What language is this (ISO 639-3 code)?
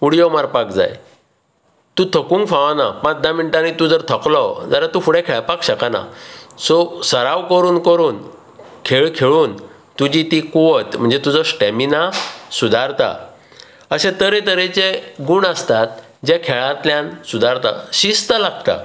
kok